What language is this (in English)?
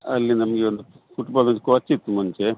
Kannada